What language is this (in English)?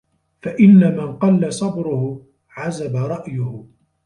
Arabic